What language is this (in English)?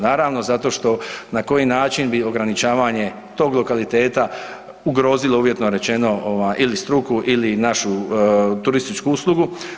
Croatian